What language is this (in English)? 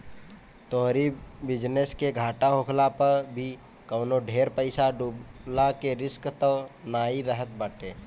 Bhojpuri